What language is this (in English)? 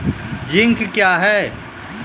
Maithili